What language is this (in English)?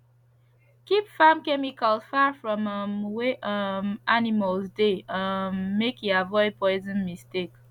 Nigerian Pidgin